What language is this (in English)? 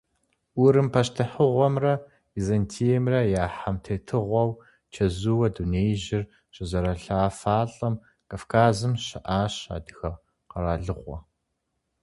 Kabardian